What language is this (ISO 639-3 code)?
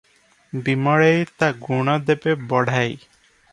ori